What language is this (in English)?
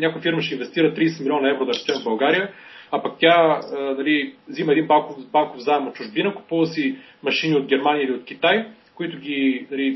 Bulgarian